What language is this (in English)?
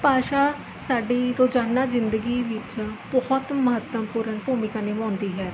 Punjabi